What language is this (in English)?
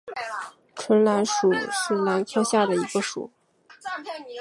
Chinese